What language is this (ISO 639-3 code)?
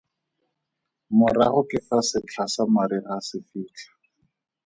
tsn